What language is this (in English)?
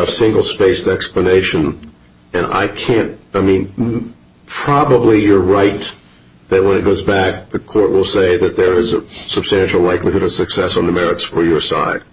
English